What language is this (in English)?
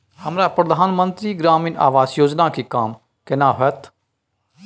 Maithili